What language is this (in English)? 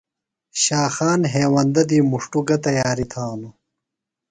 Phalura